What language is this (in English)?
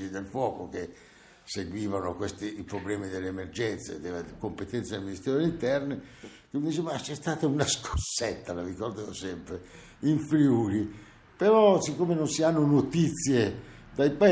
Italian